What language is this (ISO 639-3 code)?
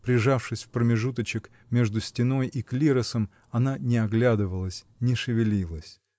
rus